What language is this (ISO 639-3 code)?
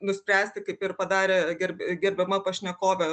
lit